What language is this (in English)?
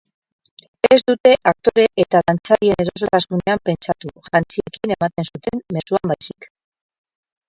Basque